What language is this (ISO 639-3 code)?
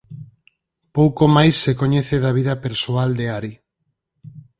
glg